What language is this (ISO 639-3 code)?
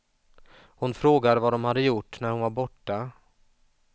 swe